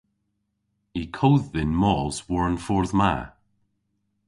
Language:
Cornish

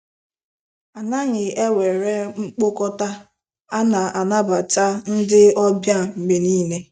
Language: Igbo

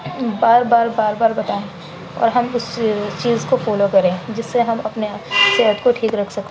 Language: Urdu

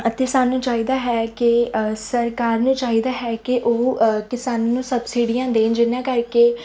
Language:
Punjabi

